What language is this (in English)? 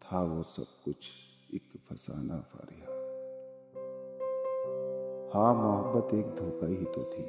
Hindi